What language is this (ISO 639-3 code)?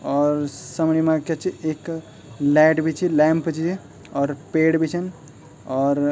gbm